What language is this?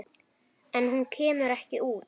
Icelandic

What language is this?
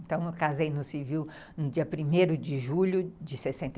Portuguese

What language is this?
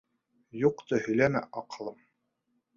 Bashkir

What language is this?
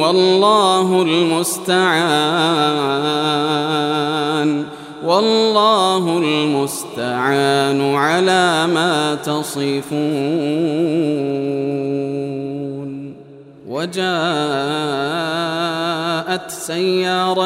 Arabic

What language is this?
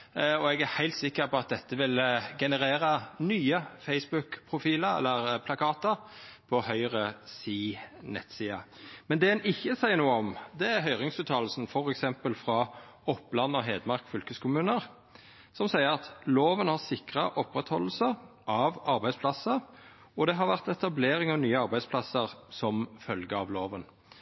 Norwegian Nynorsk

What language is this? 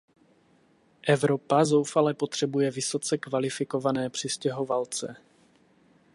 Czech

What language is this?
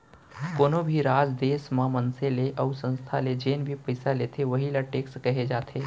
Chhattisgarhi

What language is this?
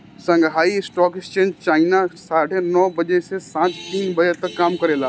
Bhojpuri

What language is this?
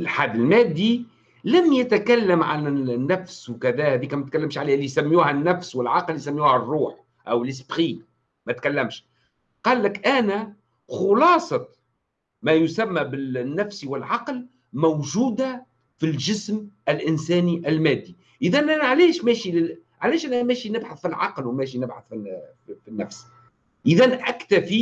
Arabic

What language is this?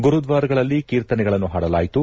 Kannada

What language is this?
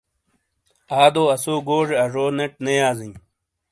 Shina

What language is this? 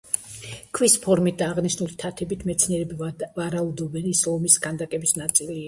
Georgian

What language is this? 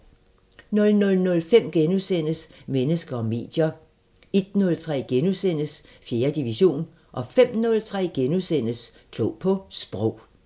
Danish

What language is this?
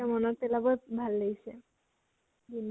Assamese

